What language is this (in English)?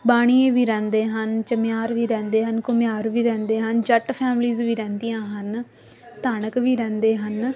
Punjabi